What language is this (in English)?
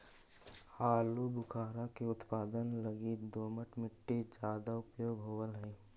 Magahi